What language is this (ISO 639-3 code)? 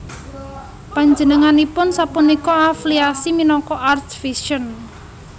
jav